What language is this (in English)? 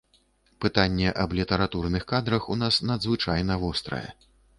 Belarusian